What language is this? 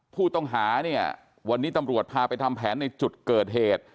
Thai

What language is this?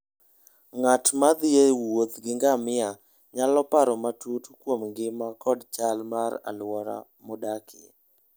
Luo (Kenya and Tanzania)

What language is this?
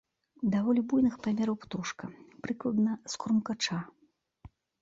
Belarusian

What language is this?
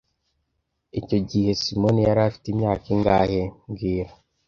Kinyarwanda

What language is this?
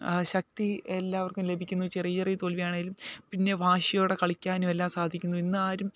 Malayalam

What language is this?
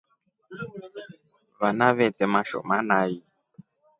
Rombo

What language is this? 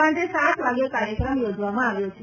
Gujarati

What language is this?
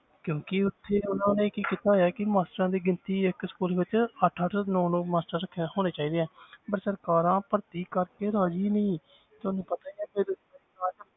Punjabi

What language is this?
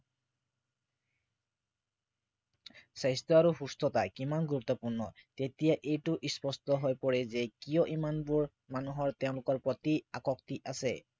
Assamese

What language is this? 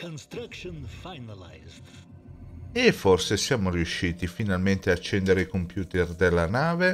Italian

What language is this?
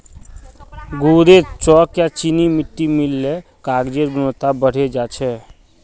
Magahi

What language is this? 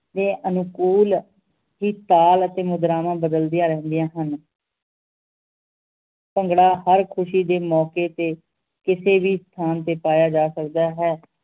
Punjabi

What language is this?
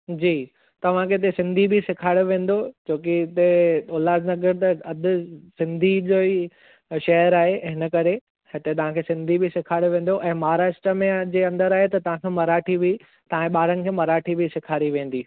Sindhi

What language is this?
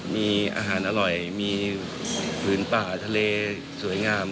Thai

